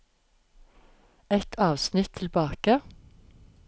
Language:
Norwegian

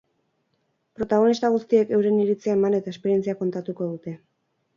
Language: Basque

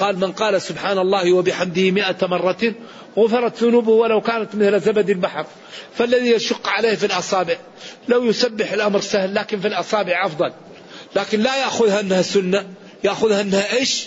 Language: Arabic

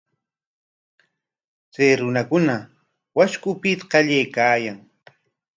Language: Corongo Ancash Quechua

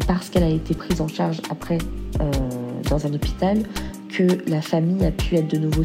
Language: French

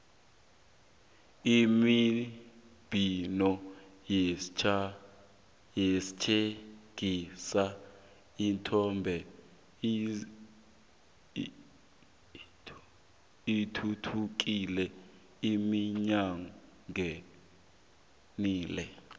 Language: South Ndebele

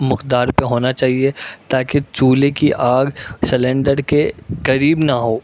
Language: Urdu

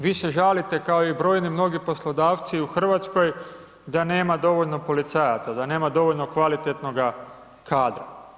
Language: Croatian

